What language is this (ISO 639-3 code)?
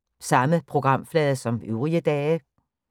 dan